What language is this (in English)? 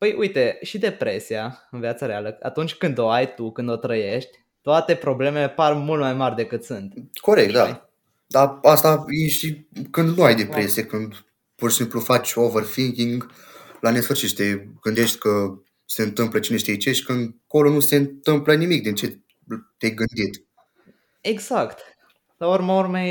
Romanian